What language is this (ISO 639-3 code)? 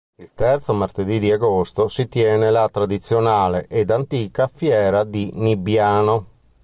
ita